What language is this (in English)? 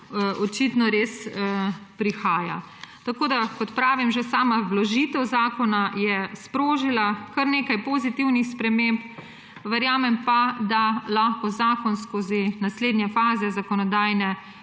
Slovenian